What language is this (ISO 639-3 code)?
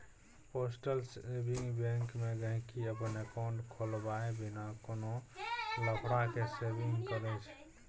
mai